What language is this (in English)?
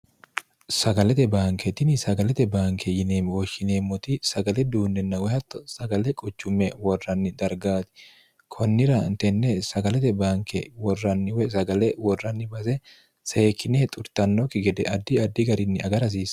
Sidamo